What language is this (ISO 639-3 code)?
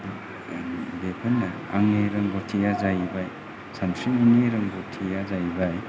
brx